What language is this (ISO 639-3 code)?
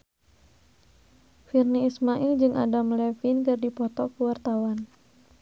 sun